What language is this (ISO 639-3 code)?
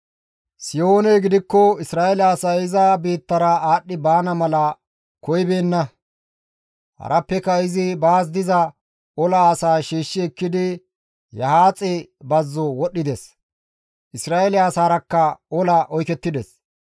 gmv